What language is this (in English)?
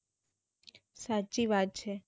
Gujarati